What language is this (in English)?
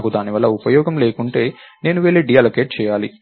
Telugu